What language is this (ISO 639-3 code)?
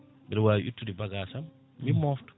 ful